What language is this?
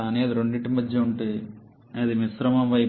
Telugu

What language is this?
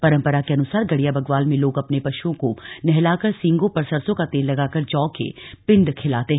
Hindi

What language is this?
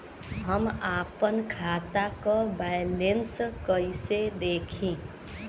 Bhojpuri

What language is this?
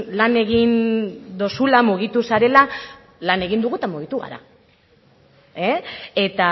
Basque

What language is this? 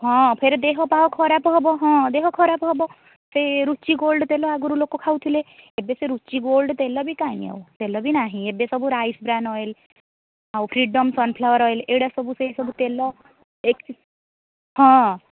Odia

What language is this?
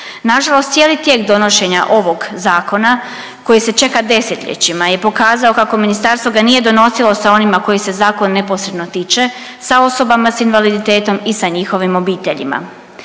Croatian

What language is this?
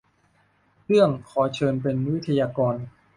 Thai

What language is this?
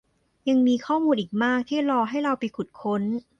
Thai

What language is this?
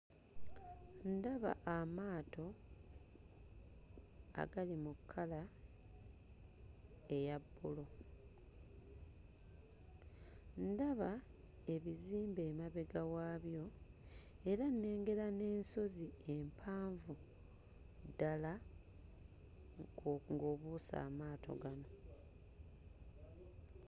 Ganda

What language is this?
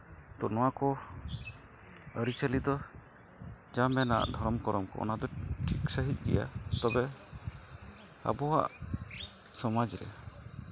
Santali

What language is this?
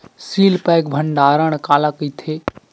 Chhattisgarhi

